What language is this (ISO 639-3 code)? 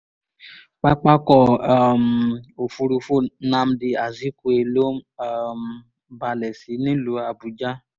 yor